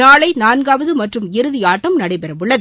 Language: Tamil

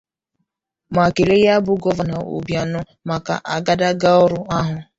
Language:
Igbo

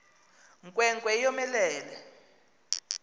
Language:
Xhosa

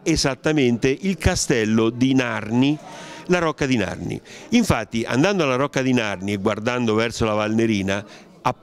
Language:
Italian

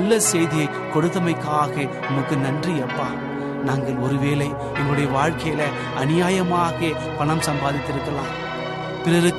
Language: Tamil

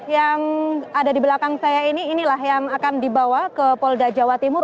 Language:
Indonesian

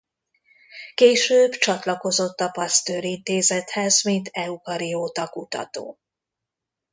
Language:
Hungarian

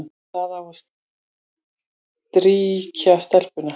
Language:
Icelandic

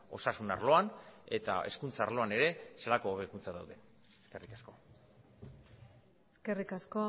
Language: Basque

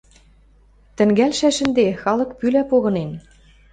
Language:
Western Mari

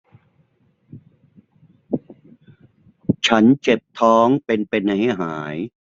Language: Thai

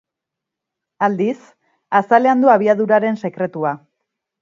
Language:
Basque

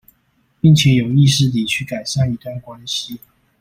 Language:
Chinese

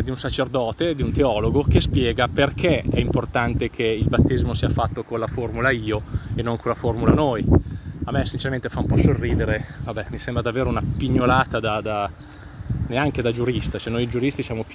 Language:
Italian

